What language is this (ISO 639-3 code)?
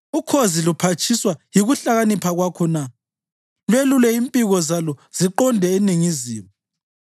nde